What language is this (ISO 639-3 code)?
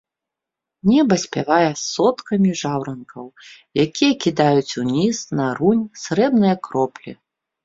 bel